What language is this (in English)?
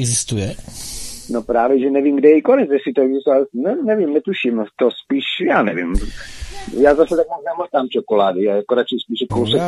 Czech